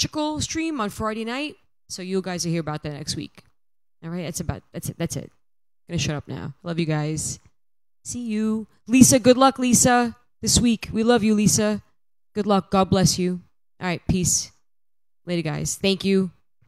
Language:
English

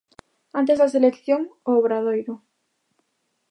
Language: Galician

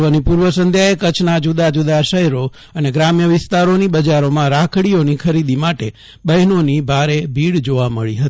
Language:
Gujarati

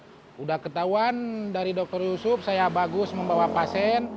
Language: Indonesian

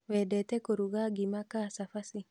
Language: Kikuyu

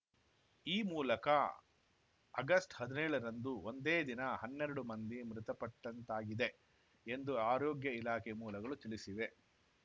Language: Kannada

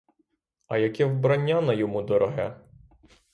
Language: Ukrainian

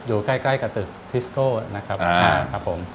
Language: Thai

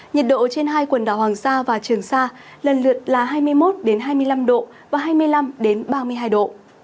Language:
Vietnamese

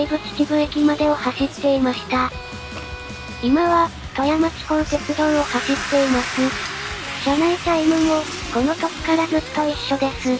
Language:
Japanese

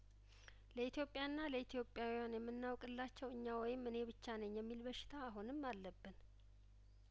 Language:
Amharic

